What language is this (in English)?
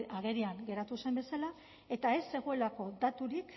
Basque